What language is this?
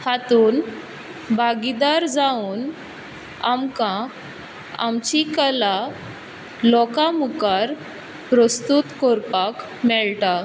Konkani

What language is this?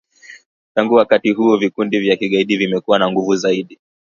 Swahili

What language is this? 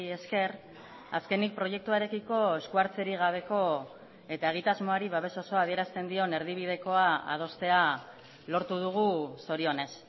Basque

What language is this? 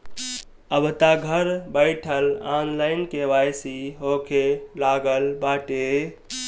Bhojpuri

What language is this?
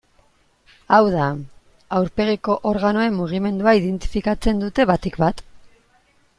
Basque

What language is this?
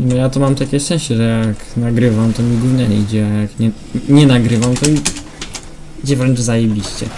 Polish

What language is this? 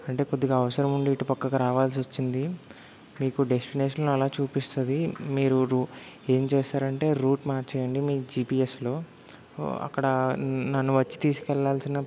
Telugu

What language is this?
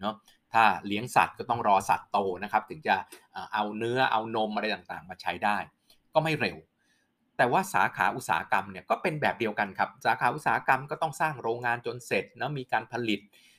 Thai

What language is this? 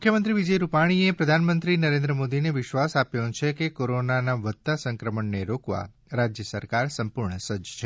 Gujarati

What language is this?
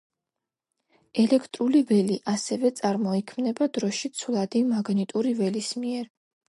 Georgian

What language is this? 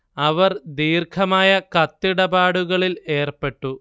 Malayalam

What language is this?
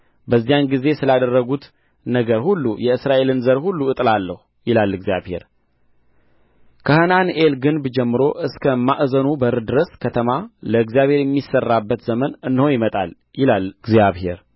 Amharic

